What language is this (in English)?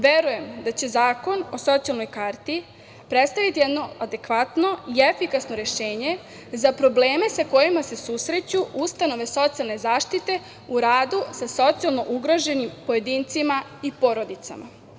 Serbian